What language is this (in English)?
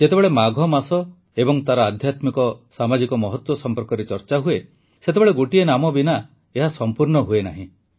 Odia